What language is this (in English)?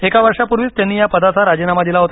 Marathi